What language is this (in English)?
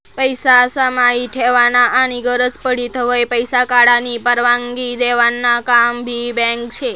Marathi